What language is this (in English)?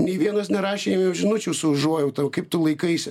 Lithuanian